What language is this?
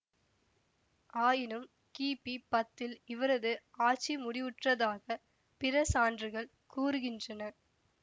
Tamil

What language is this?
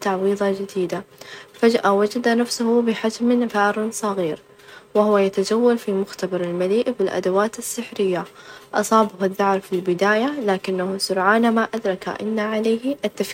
Najdi Arabic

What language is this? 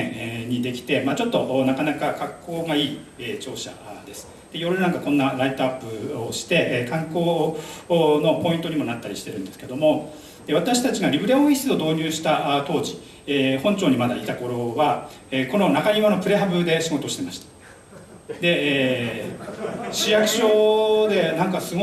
Japanese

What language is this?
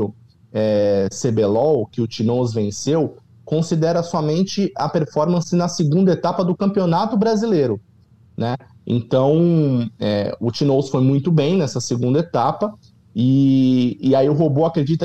Portuguese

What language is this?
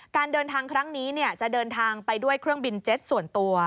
Thai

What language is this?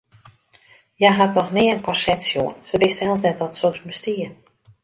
Western Frisian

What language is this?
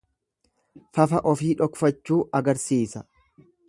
Oromo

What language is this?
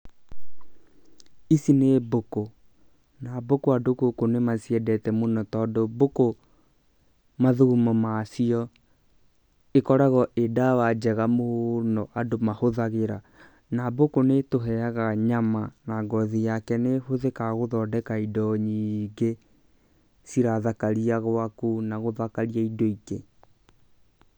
Kikuyu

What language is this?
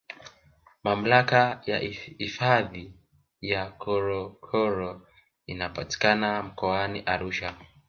Swahili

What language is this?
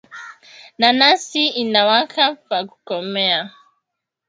Swahili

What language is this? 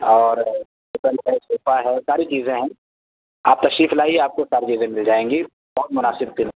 Urdu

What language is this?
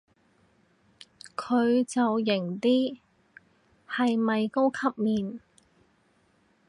Cantonese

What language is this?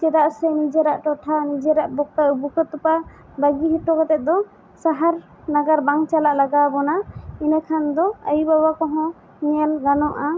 Santali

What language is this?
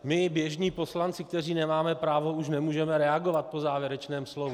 Czech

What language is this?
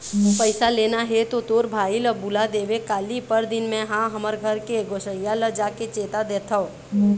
Chhattisgarhi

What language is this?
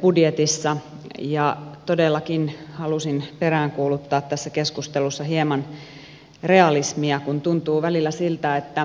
Finnish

